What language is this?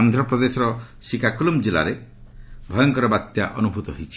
Odia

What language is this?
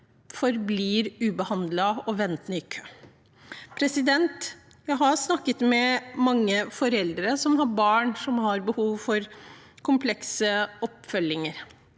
Norwegian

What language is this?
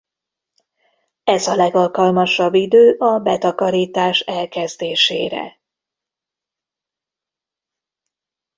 Hungarian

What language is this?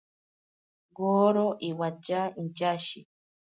Ashéninka Perené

